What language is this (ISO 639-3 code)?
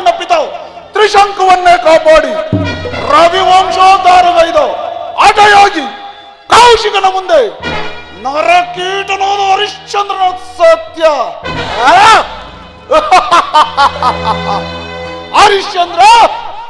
kan